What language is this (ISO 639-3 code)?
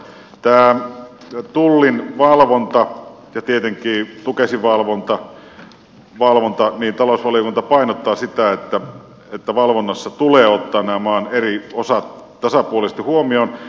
fin